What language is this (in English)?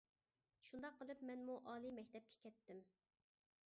Uyghur